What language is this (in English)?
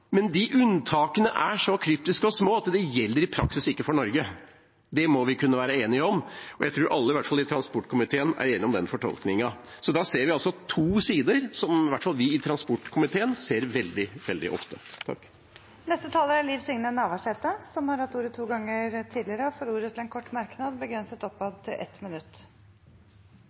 Norwegian Bokmål